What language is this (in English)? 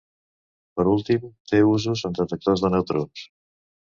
Catalan